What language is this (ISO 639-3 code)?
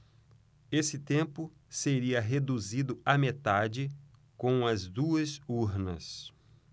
por